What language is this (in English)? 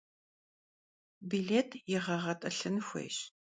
Kabardian